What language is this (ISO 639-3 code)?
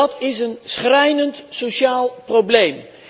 nld